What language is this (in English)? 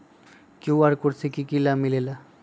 Magahi